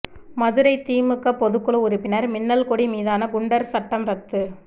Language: Tamil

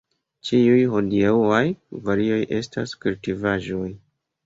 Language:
Esperanto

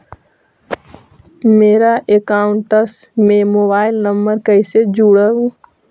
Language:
Magahi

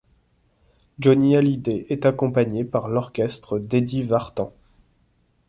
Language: French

